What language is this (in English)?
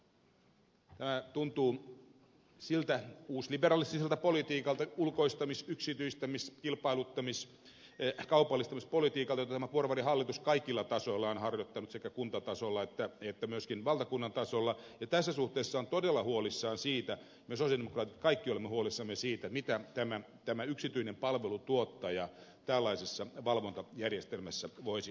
Finnish